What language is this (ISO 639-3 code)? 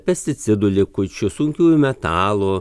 lit